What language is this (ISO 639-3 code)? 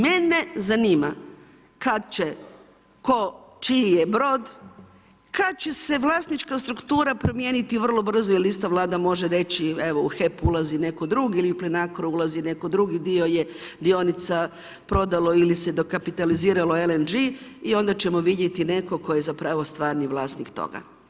hrv